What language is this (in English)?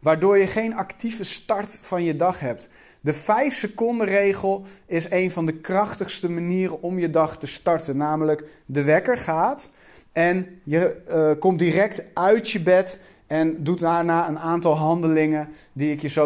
Dutch